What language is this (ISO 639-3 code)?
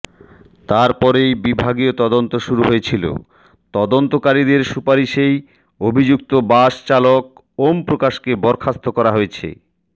ben